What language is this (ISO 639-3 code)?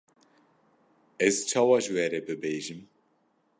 kur